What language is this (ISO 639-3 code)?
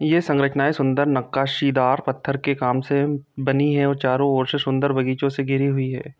hin